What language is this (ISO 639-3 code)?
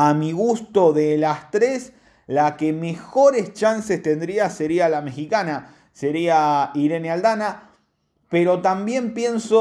spa